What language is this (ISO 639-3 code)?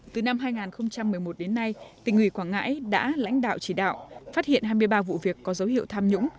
vie